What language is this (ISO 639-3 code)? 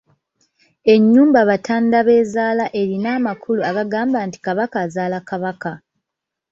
lug